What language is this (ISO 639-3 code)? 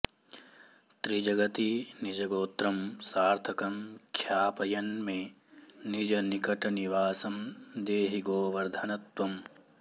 san